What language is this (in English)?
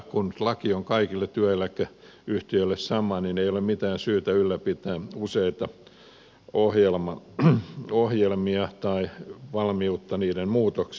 Finnish